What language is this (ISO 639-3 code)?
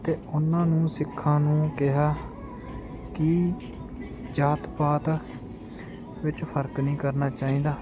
pan